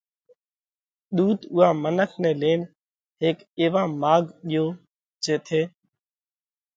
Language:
Parkari Koli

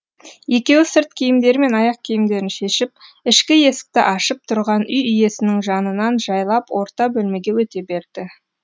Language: Kazakh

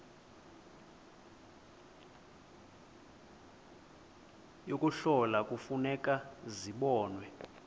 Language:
Xhosa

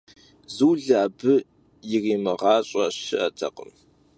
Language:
Kabardian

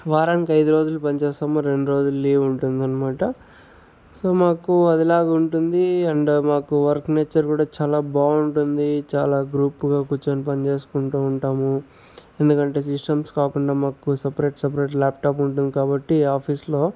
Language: Telugu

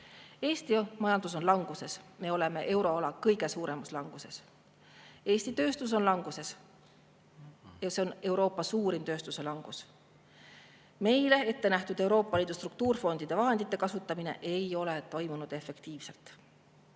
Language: Estonian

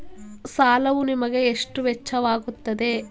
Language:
Kannada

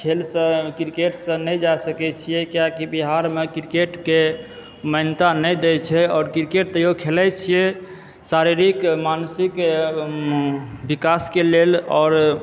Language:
Maithili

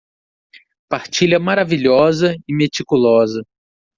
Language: Portuguese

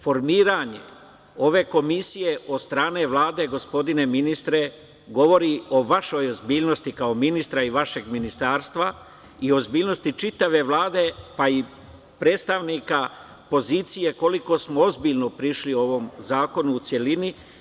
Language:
Serbian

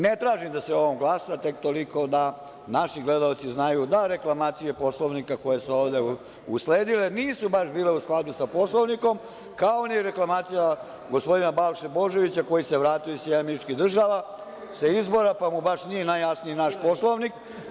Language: Serbian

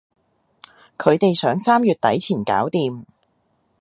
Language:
Cantonese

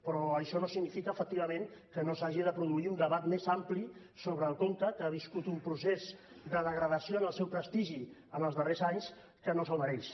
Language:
Catalan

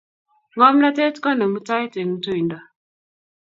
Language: Kalenjin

